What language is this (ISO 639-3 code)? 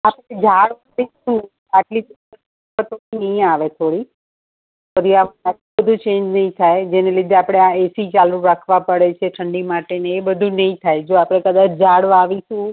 guj